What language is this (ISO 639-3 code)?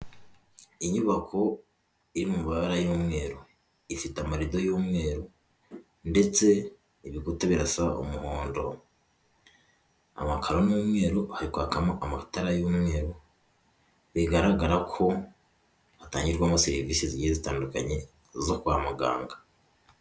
kin